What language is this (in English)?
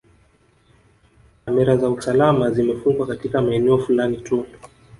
Swahili